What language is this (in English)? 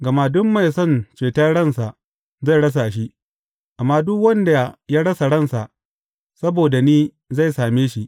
Hausa